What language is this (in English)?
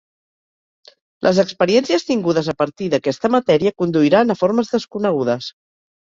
Catalan